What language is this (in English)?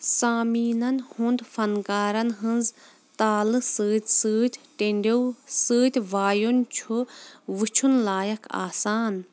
Kashmiri